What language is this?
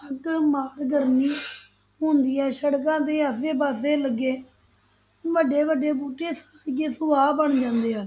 Punjabi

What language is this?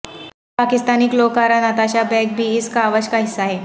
Urdu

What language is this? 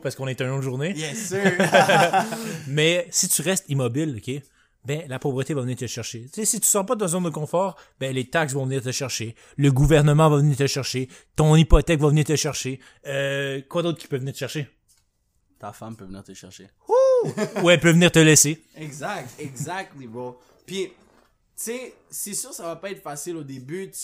French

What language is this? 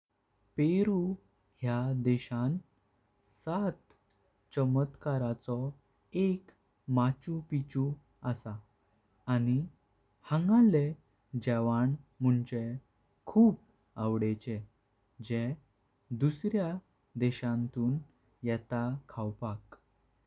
Konkani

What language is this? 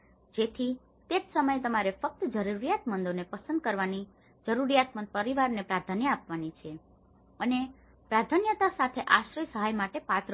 Gujarati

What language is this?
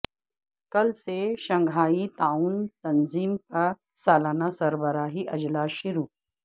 Urdu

